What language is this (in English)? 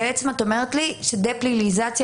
Hebrew